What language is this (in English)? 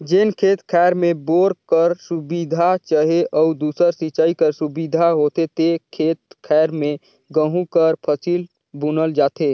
Chhattisgarhi